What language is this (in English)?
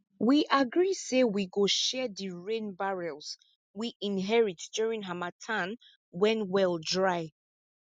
Nigerian Pidgin